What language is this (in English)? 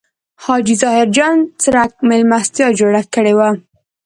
Pashto